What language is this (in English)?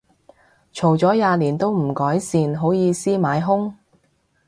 Cantonese